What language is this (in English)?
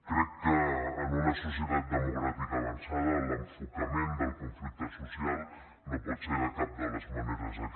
Catalan